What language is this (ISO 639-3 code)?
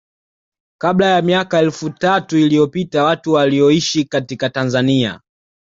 swa